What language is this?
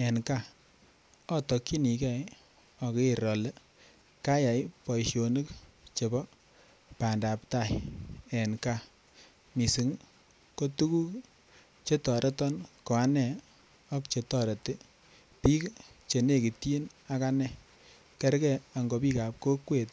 Kalenjin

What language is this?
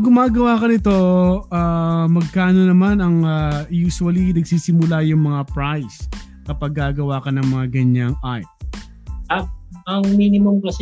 Filipino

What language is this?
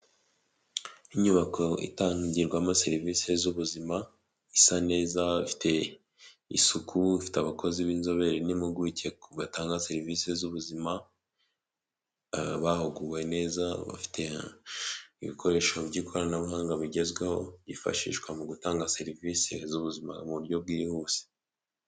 Kinyarwanda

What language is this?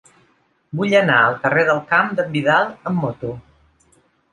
Catalan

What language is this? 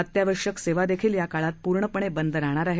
Marathi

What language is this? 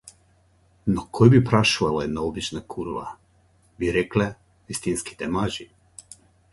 Macedonian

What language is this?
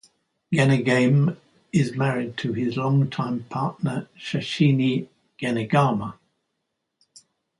English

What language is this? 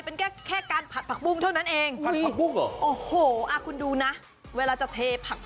Thai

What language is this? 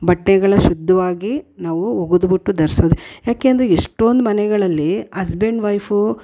Kannada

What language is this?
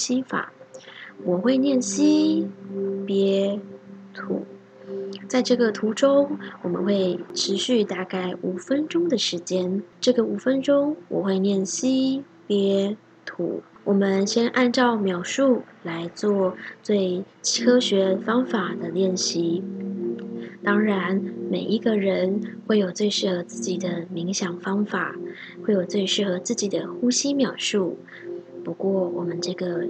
Chinese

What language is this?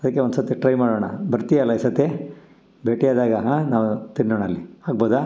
Kannada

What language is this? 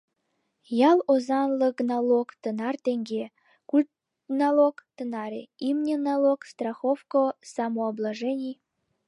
Mari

